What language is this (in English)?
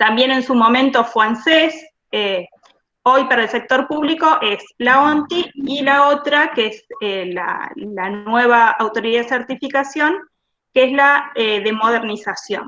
Spanish